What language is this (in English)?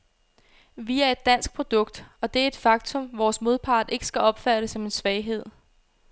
Danish